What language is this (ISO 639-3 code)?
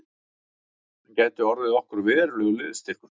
isl